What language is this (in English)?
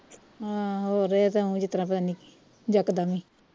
Punjabi